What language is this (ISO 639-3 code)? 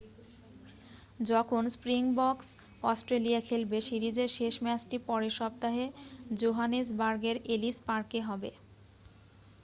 ben